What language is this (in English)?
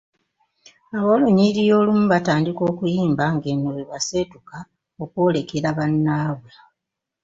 Ganda